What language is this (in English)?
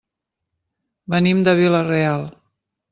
Catalan